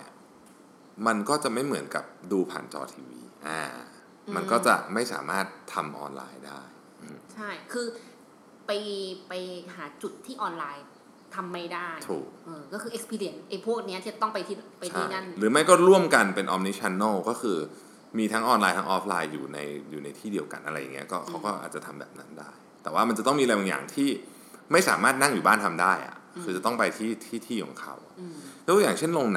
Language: Thai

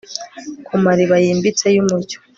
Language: Kinyarwanda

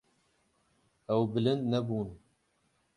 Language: Kurdish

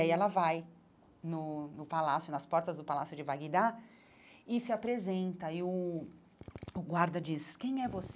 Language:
Portuguese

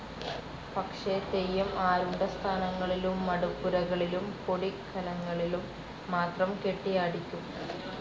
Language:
Malayalam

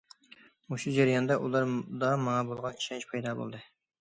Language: Uyghur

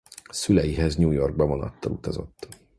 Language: Hungarian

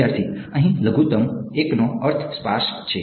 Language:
Gujarati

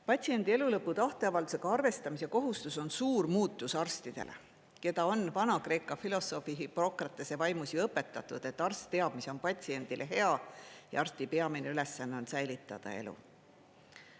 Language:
Estonian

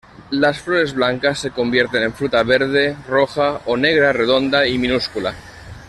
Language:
Spanish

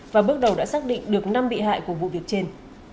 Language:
Vietnamese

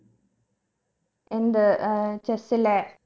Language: Malayalam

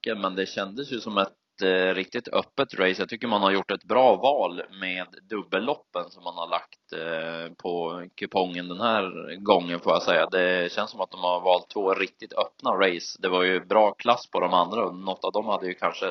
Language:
Swedish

